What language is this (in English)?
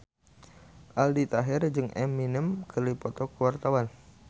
Sundanese